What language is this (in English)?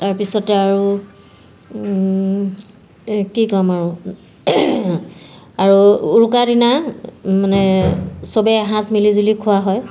Assamese